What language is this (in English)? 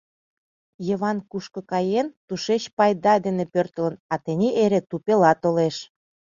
Mari